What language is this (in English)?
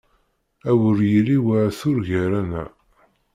Kabyle